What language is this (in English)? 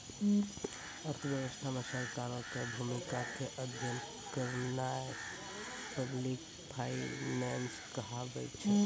Maithili